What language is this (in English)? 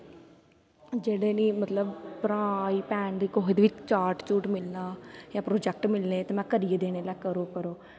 Dogri